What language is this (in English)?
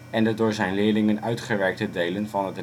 Dutch